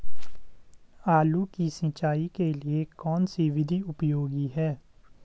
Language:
Hindi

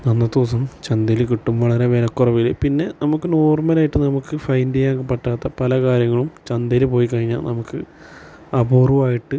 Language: Malayalam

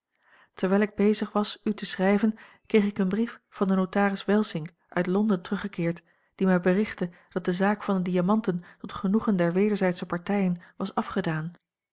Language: Dutch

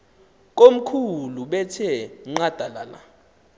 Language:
Xhosa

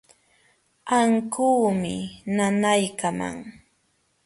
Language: Jauja Wanca Quechua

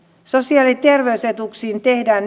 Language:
Finnish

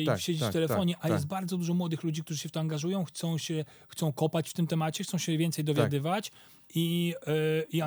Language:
Polish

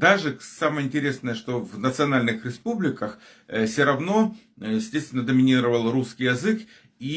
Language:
Russian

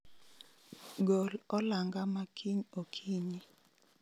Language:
Luo (Kenya and Tanzania)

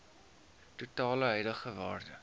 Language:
Afrikaans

